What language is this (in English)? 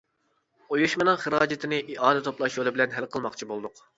Uyghur